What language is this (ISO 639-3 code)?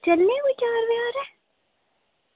doi